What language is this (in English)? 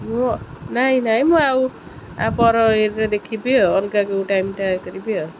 Odia